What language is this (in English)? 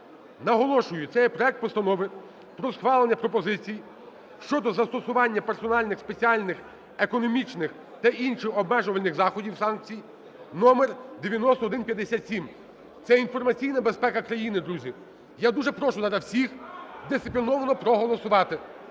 Ukrainian